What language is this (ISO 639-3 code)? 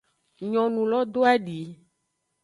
ajg